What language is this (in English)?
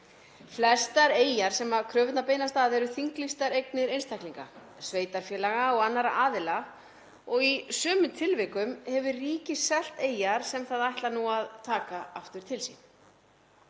Icelandic